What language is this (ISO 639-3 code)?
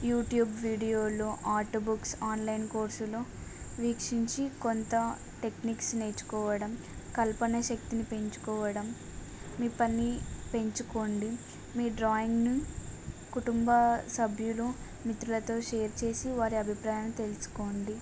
tel